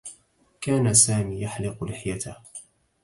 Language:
Arabic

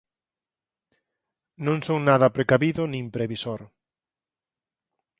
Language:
Galician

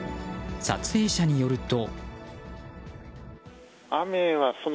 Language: Japanese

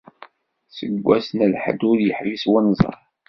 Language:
Kabyle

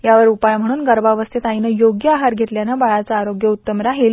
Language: Marathi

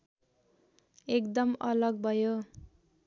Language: Nepali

